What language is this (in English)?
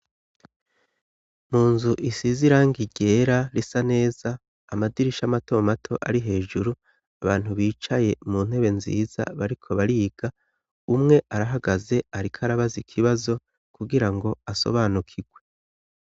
Rundi